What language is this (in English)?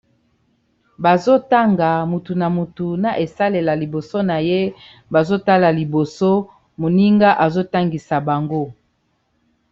Lingala